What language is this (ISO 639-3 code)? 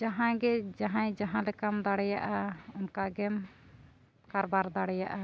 sat